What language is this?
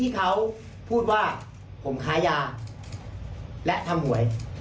Thai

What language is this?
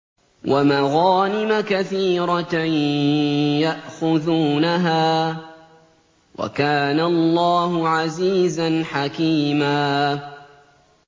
Arabic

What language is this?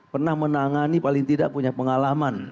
Indonesian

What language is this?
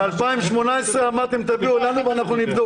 Hebrew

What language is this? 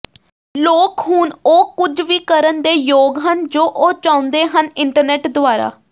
Punjabi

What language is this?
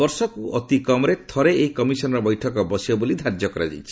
Odia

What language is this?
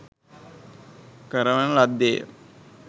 Sinhala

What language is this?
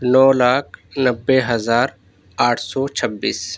Urdu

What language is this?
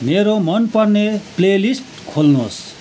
Nepali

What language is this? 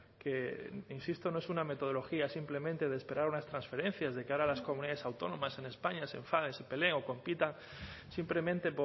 Spanish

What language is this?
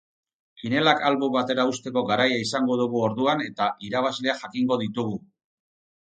Basque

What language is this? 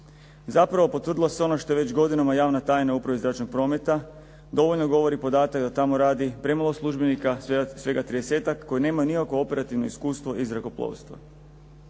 Croatian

